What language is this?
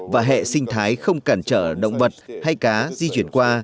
Vietnamese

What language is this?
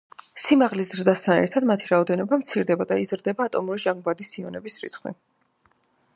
Georgian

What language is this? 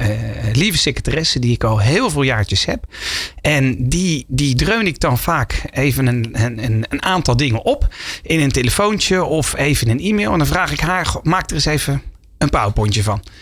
Dutch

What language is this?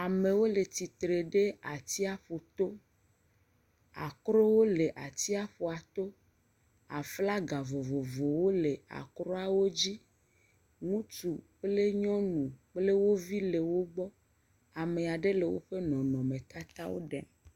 Ewe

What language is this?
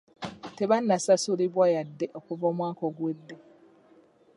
Ganda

